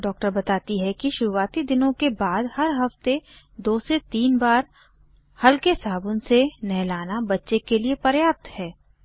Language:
Hindi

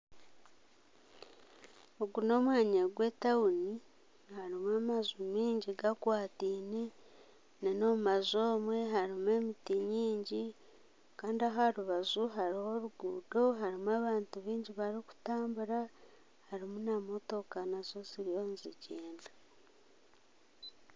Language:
Nyankole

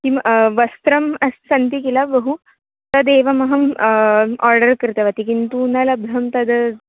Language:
Sanskrit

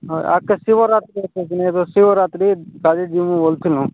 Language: Odia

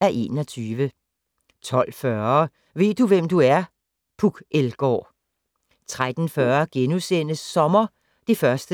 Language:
Danish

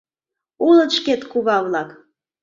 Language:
Mari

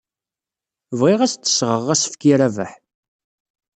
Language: Kabyle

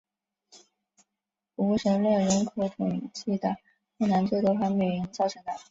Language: Chinese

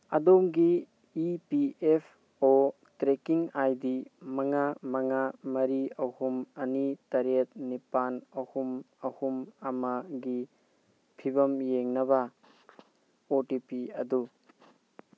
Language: Manipuri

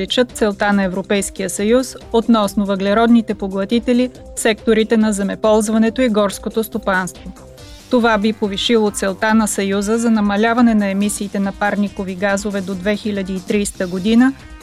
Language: Bulgarian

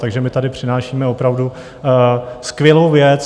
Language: Czech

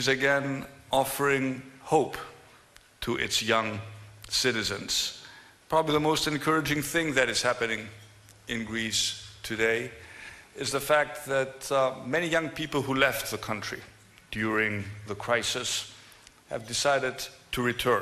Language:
Greek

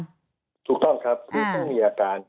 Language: Thai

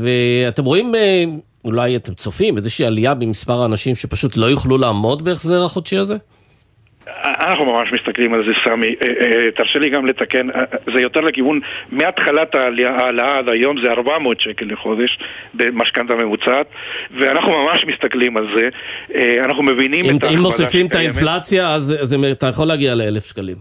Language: Hebrew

